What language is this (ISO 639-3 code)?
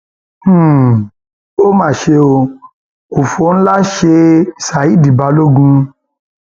yor